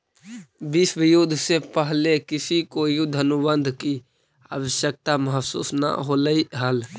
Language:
Magahi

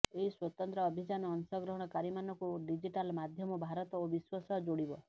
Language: Odia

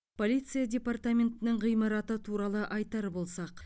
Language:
Kazakh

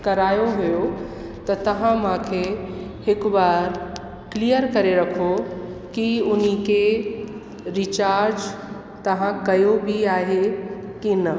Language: Sindhi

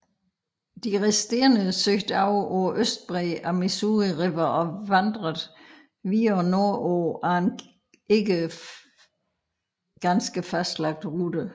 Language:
Danish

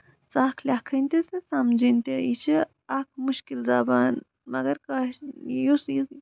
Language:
Kashmiri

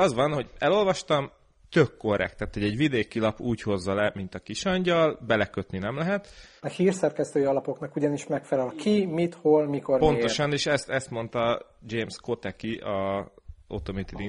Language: Hungarian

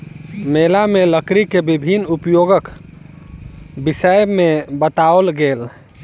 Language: Maithili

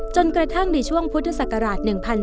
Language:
Thai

